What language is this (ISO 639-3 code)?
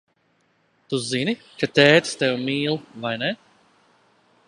lav